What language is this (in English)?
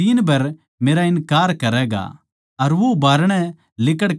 Haryanvi